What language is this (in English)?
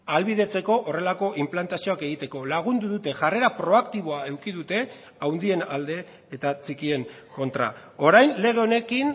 Basque